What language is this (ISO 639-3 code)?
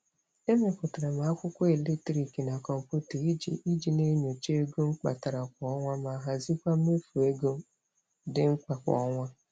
ibo